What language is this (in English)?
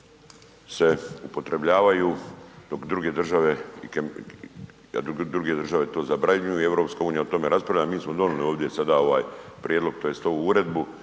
Croatian